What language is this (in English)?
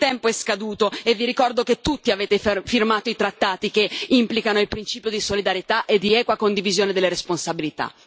Italian